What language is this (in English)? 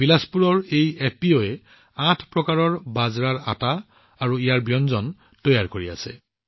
Assamese